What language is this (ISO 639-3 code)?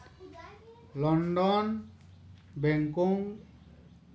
sat